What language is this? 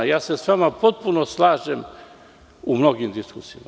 Serbian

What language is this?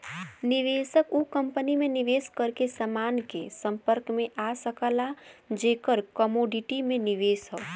Bhojpuri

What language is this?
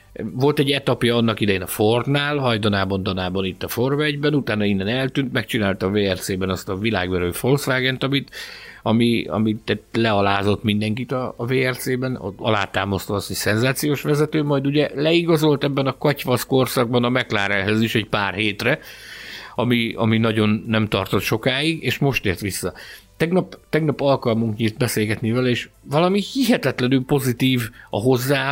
Hungarian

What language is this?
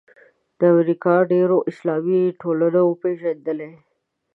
Pashto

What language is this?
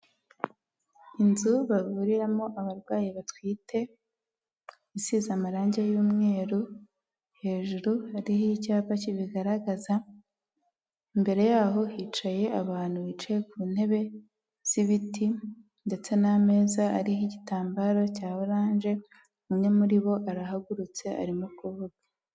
Kinyarwanda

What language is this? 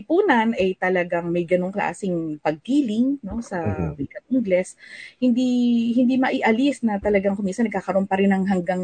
Filipino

